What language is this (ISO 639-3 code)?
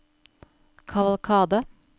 nor